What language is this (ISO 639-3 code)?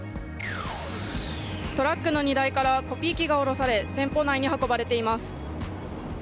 jpn